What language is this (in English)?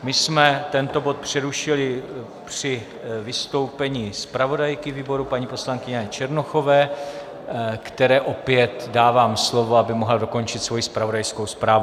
Czech